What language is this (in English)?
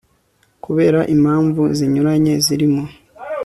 Kinyarwanda